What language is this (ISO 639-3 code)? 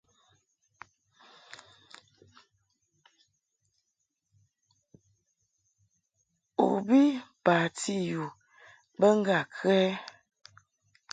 mhk